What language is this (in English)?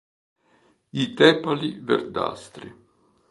Italian